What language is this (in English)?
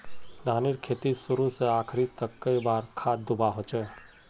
Magahi